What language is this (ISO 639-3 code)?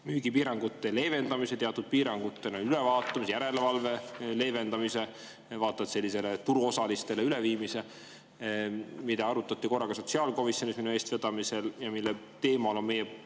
est